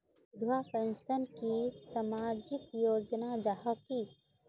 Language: Magahi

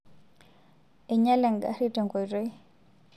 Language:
Masai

